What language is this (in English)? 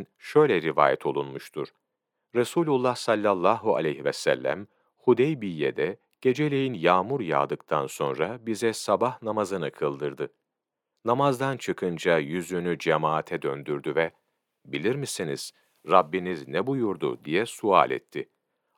Turkish